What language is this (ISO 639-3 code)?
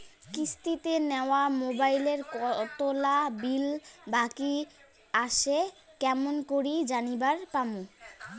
ben